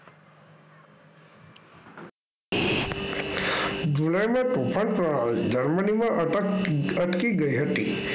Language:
Gujarati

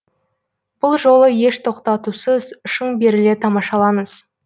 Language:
Kazakh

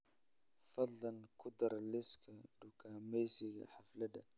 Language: Somali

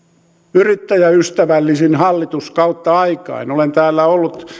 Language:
Finnish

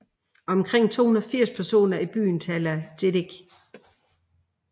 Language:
Danish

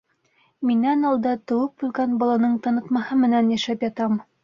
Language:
Bashkir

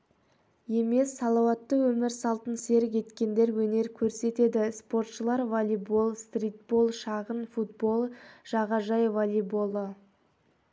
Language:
Kazakh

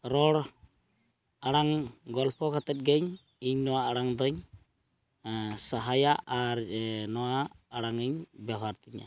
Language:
Santali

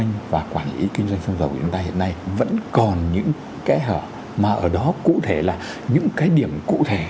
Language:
Vietnamese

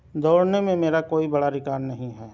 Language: Urdu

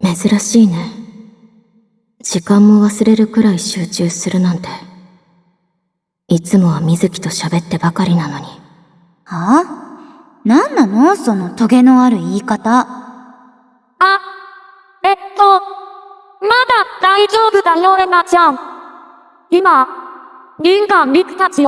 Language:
Japanese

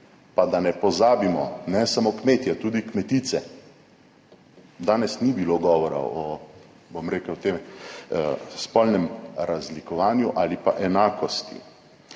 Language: Slovenian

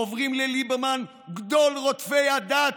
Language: Hebrew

